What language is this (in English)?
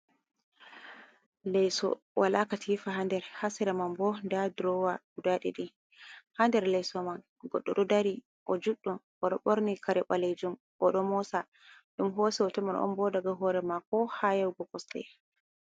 Fula